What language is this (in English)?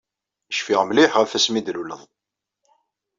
Kabyle